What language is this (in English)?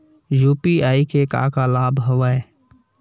Chhattisgarhi